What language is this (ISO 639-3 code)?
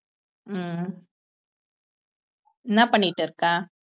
tam